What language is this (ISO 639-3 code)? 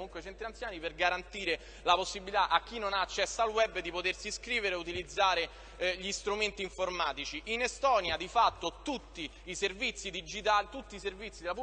ita